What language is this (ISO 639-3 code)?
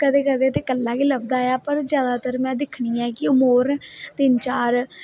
doi